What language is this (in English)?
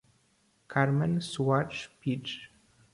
Portuguese